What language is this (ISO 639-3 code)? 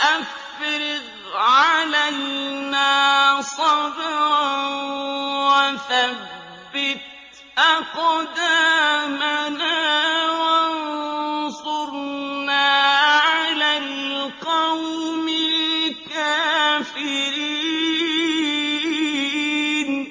ara